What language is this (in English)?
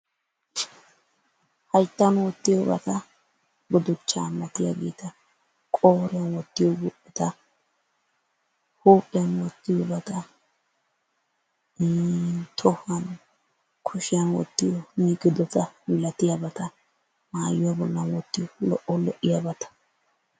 Wolaytta